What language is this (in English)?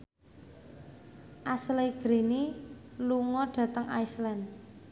Javanese